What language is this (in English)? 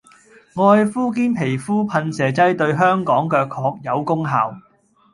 Cantonese